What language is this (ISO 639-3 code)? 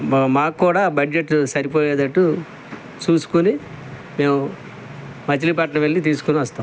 tel